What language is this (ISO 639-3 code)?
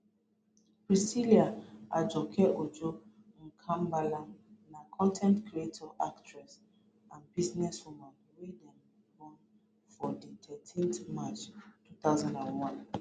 pcm